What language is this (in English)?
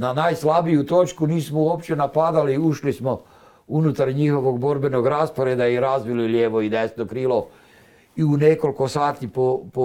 Croatian